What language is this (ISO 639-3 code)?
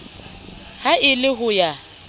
sot